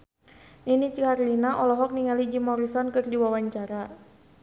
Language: Sundanese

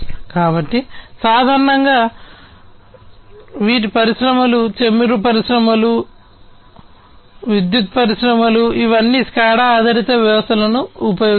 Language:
Telugu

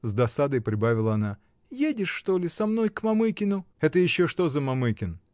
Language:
Russian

